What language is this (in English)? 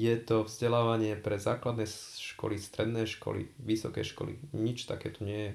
Slovak